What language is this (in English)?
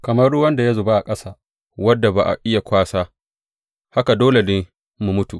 Hausa